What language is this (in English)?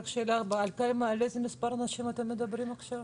Hebrew